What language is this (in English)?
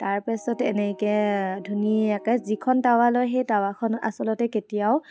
Assamese